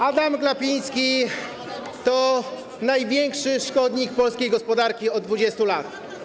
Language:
Polish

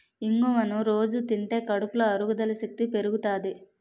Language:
Telugu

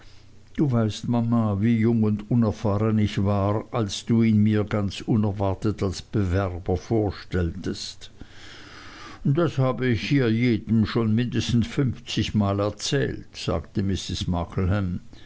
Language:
German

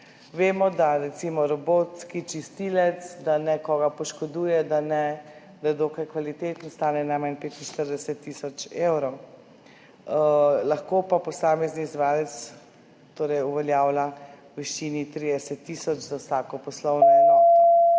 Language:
Slovenian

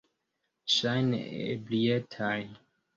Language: Esperanto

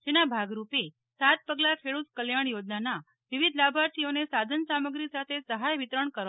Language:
Gujarati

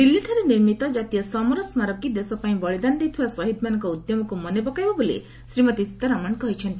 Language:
Odia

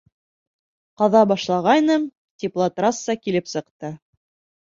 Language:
Bashkir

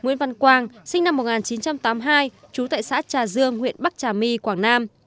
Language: Vietnamese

